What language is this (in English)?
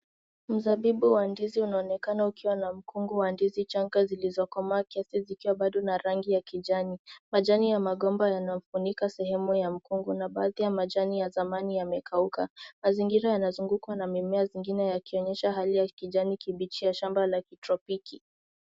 Swahili